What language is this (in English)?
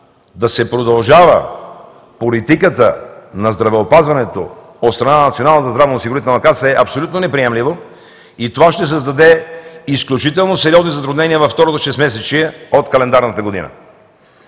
Bulgarian